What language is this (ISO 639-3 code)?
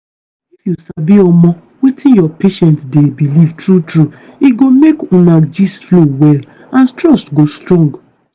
pcm